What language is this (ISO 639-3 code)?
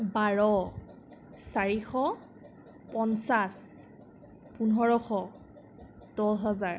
asm